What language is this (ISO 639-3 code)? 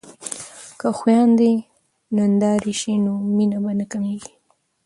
pus